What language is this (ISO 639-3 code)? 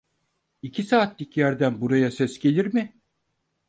tur